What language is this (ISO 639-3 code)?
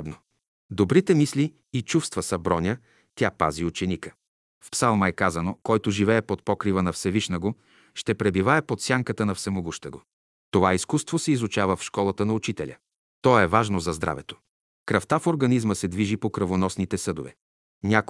bul